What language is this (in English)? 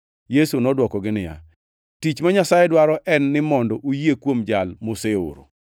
Luo (Kenya and Tanzania)